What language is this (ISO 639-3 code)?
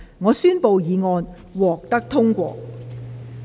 yue